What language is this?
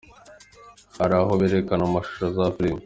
Kinyarwanda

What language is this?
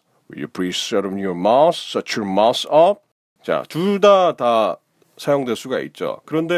Korean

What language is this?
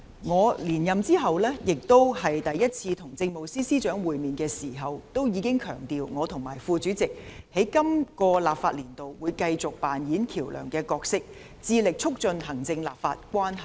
Cantonese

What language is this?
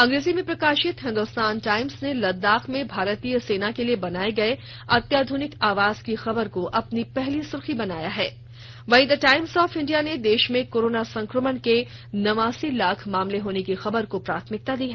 Hindi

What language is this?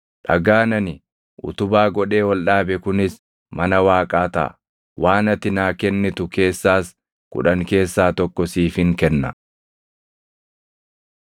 Oromo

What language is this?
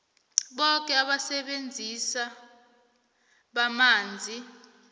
South Ndebele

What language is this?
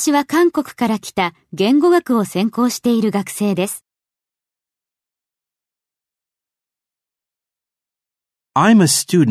Japanese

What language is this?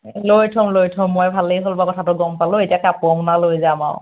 Assamese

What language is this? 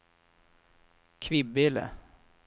Swedish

